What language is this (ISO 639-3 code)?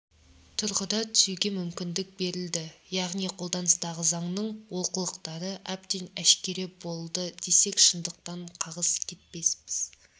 kaz